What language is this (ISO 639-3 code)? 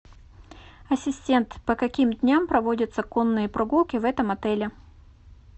rus